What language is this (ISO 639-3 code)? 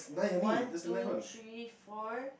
eng